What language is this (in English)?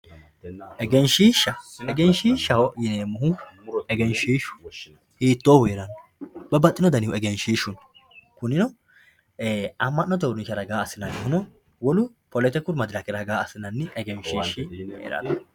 Sidamo